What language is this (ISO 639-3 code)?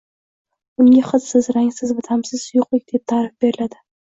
uzb